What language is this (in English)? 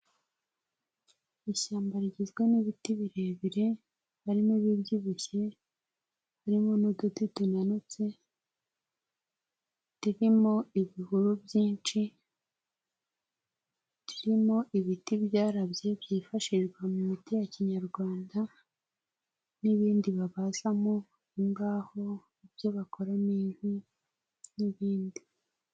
Kinyarwanda